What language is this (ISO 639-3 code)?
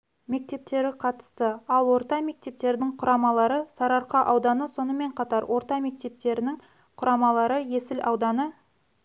kaz